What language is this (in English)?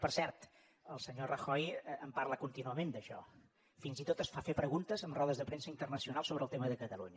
Catalan